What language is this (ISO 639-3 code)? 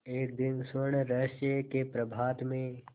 hin